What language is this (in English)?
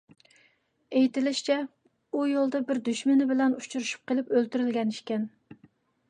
Uyghur